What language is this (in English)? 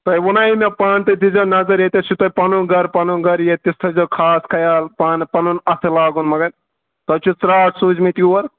Kashmiri